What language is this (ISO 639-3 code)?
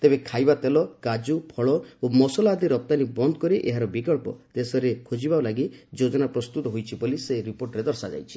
ori